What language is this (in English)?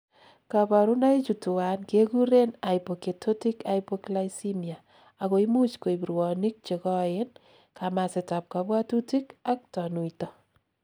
Kalenjin